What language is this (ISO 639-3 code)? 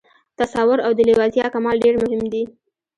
pus